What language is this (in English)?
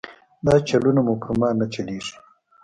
Pashto